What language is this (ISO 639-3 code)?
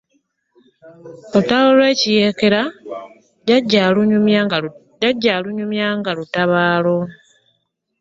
lug